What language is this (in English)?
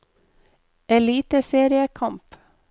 Norwegian